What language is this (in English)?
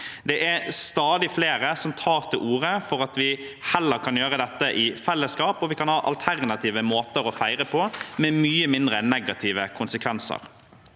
Norwegian